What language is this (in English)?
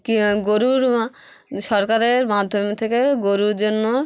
Bangla